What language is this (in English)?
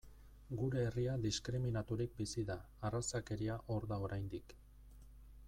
Basque